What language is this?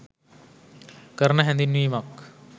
Sinhala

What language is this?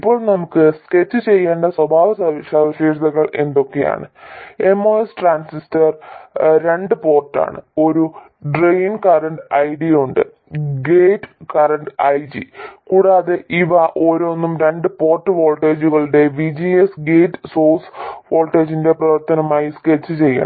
Malayalam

